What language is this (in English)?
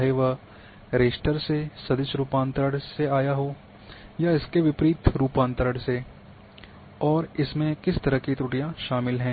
Hindi